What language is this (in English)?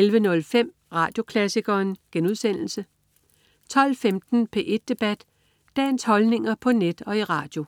Danish